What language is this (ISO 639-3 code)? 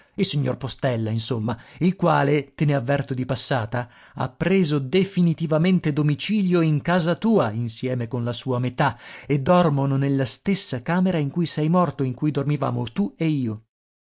ita